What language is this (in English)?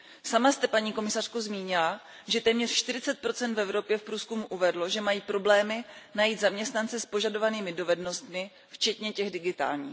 Czech